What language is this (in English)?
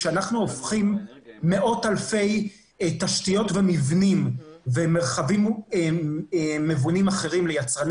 Hebrew